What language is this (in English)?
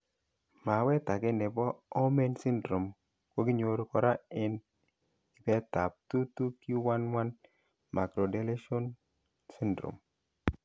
Kalenjin